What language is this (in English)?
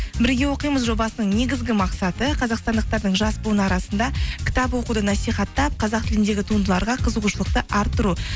Kazakh